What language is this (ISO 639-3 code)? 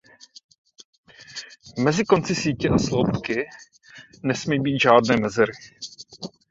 ces